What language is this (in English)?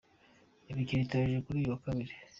Kinyarwanda